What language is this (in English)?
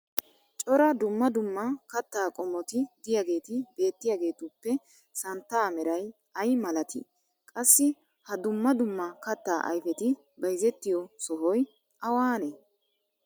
Wolaytta